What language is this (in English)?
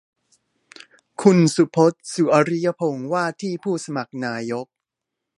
Thai